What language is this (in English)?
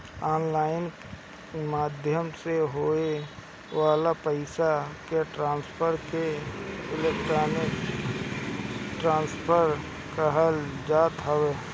Bhojpuri